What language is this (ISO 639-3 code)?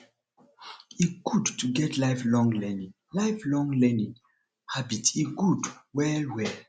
pcm